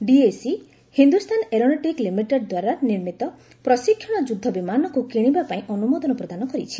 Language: Odia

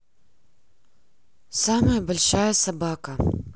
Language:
Russian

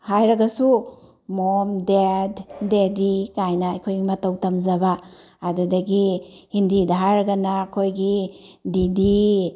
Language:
Manipuri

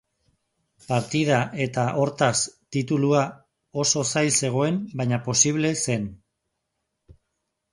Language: Basque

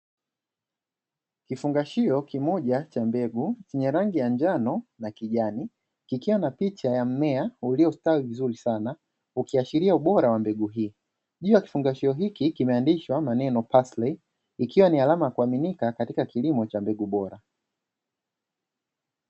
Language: Swahili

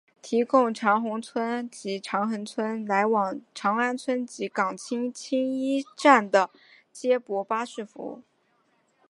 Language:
Chinese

